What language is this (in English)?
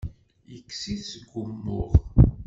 Kabyle